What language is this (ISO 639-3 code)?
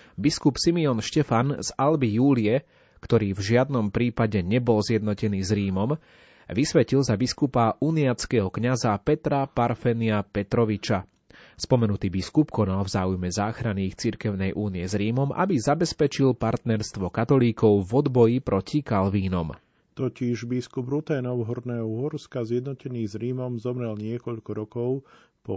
slk